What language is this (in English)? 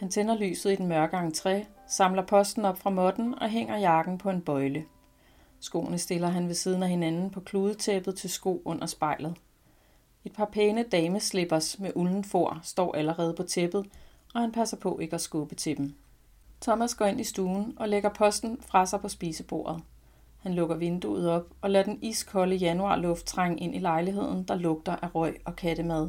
Danish